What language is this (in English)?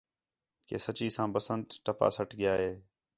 Khetrani